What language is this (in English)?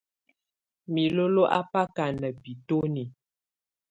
Tunen